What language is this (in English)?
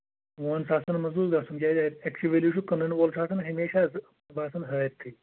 Kashmiri